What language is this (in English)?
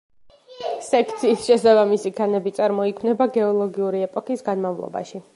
Georgian